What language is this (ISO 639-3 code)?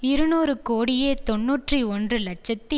tam